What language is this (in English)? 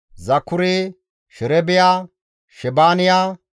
Gamo